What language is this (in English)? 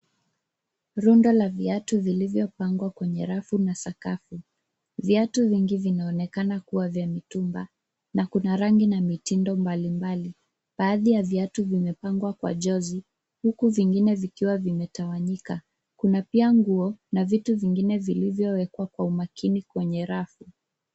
Swahili